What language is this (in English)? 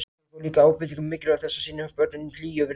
Icelandic